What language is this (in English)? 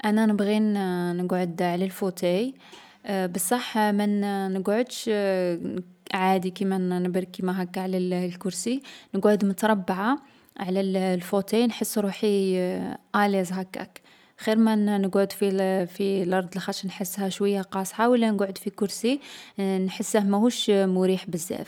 Algerian Arabic